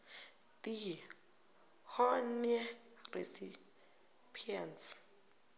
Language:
South Ndebele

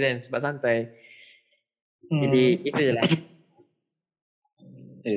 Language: Malay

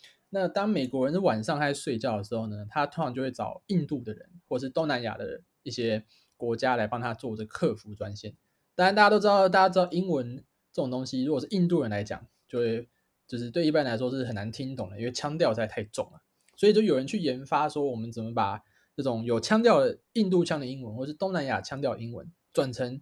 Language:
Chinese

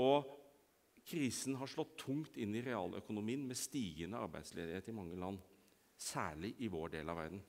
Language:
Norwegian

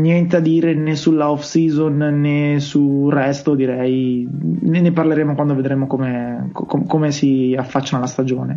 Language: Italian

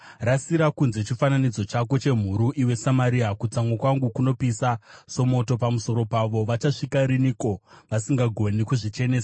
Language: Shona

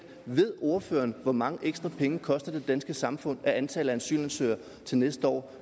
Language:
Danish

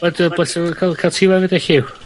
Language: Welsh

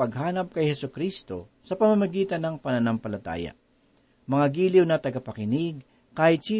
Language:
Filipino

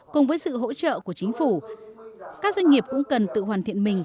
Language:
Vietnamese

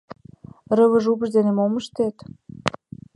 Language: Mari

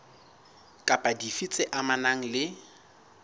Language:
Southern Sotho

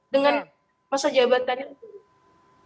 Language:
Indonesian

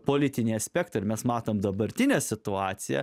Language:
Lithuanian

